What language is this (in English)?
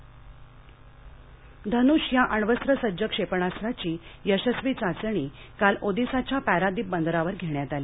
Marathi